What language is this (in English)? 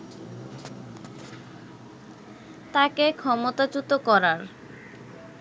Bangla